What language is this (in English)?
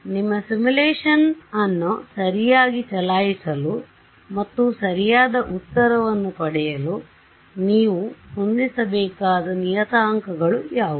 Kannada